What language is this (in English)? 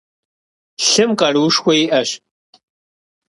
Kabardian